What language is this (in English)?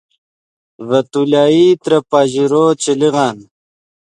Yidgha